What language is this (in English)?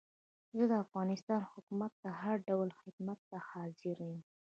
Pashto